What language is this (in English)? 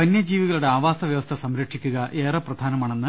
Malayalam